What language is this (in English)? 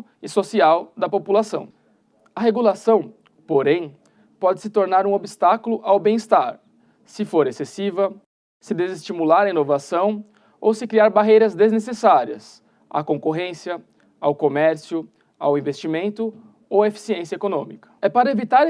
Portuguese